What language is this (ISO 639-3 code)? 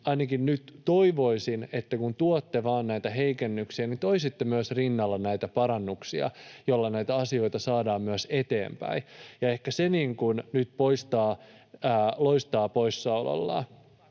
fin